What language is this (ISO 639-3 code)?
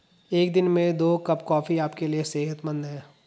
hin